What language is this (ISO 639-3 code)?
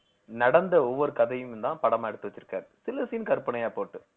tam